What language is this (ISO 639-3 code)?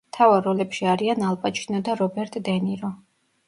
kat